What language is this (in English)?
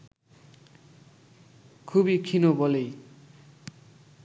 Bangla